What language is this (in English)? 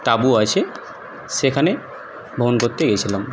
Bangla